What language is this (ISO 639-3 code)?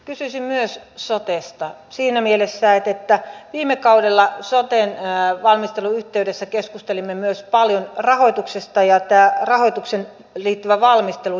fin